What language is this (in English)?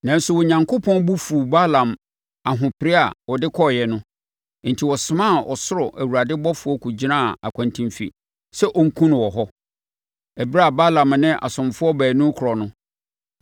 Akan